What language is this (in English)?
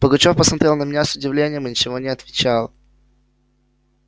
Russian